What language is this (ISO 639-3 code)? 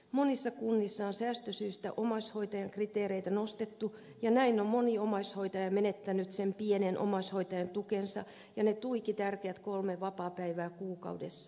fin